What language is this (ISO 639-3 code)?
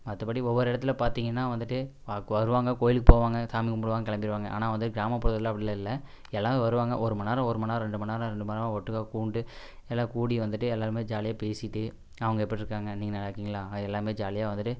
tam